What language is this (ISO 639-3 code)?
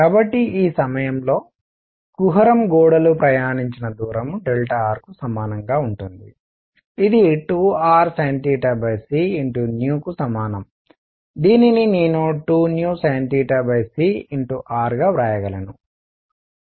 tel